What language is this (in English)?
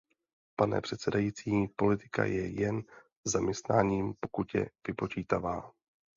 Czech